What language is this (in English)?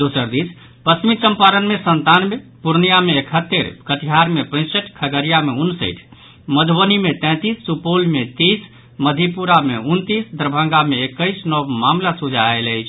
Maithili